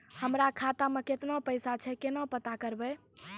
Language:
Maithili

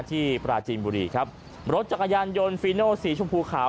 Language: Thai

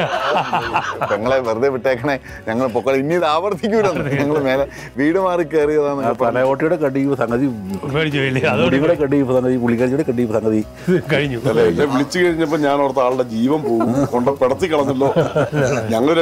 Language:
Turkish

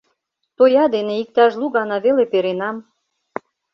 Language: Mari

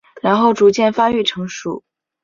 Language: Chinese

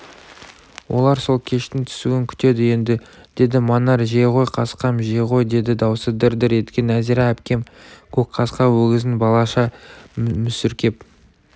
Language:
Kazakh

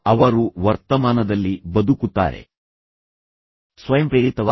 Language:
Kannada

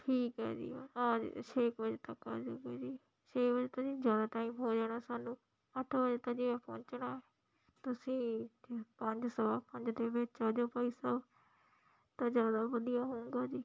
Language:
Punjabi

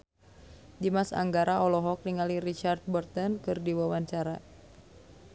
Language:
Sundanese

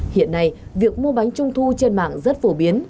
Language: Vietnamese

